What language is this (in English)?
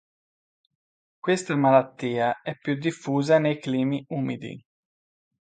Italian